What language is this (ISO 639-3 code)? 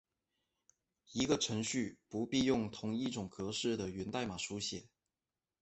zho